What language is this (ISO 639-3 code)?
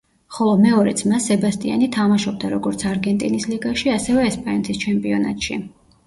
kat